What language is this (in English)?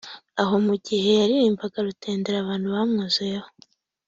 Kinyarwanda